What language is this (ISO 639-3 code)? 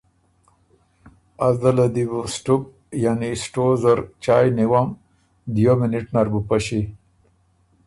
oru